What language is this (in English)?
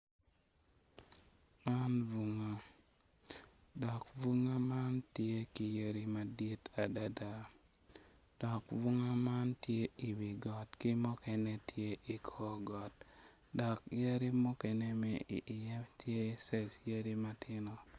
Acoli